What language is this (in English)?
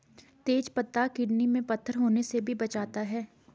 Hindi